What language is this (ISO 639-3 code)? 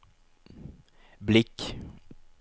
swe